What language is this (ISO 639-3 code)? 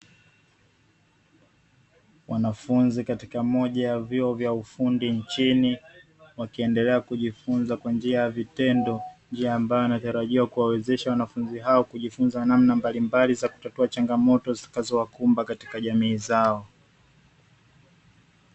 swa